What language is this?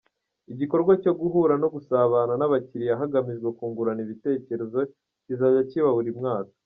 Kinyarwanda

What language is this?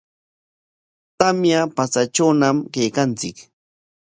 Corongo Ancash Quechua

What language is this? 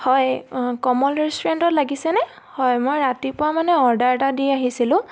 Assamese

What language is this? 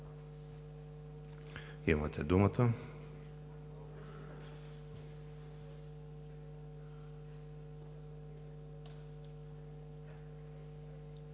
Bulgarian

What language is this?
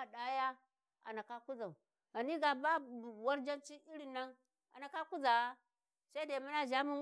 Warji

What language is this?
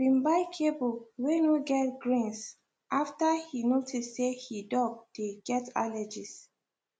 Nigerian Pidgin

